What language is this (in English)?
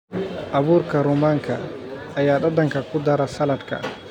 Somali